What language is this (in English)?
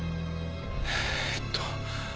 Japanese